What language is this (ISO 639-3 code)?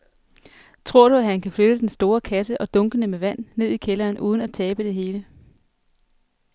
dan